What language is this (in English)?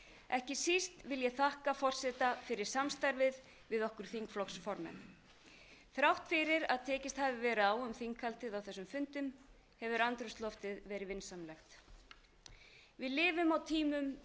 Icelandic